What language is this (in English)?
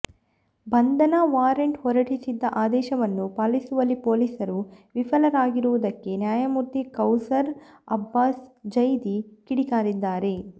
Kannada